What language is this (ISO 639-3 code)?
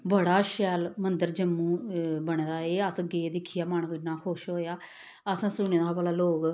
doi